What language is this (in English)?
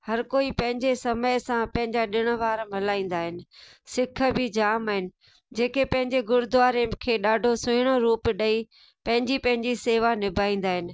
Sindhi